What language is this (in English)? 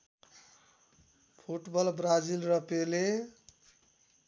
Nepali